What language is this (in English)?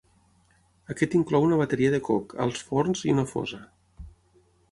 Catalan